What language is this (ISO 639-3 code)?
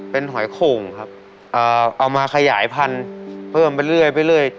tha